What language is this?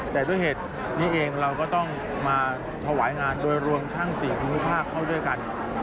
Thai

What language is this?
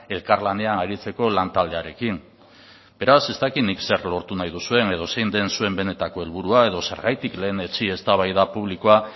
Basque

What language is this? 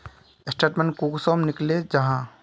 Magahi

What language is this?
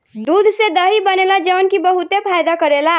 Bhojpuri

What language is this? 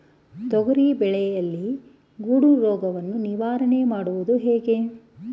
Kannada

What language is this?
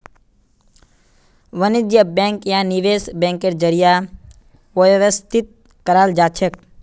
Magahi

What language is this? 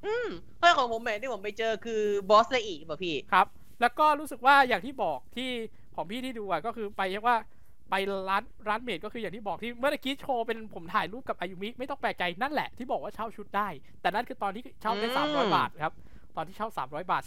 Thai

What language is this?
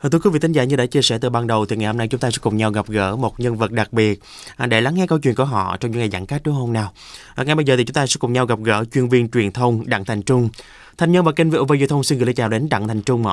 Vietnamese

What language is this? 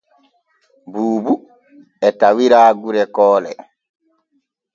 Borgu Fulfulde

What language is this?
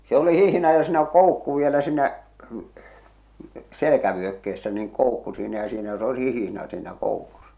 Finnish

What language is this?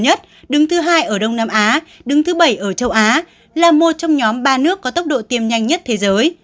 Vietnamese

